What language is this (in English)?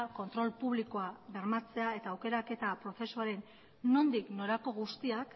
Basque